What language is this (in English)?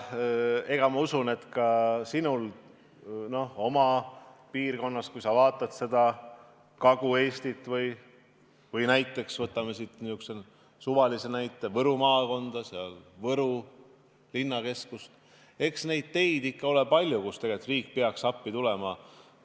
Estonian